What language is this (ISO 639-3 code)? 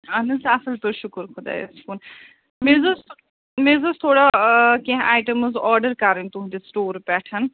kas